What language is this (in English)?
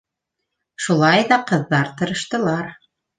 Bashkir